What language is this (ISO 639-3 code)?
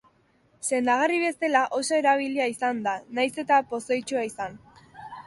eus